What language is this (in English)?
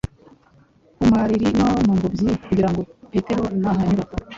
Kinyarwanda